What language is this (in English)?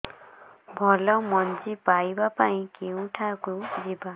Odia